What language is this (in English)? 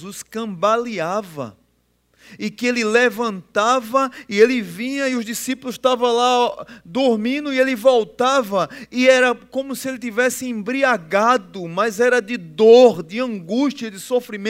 Portuguese